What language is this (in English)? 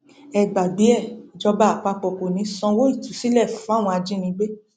Yoruba